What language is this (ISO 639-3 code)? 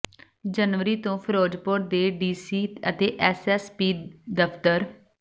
pan